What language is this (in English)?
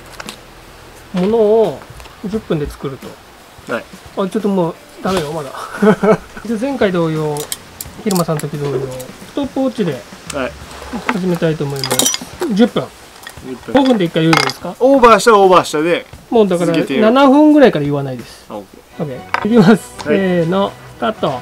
Japanese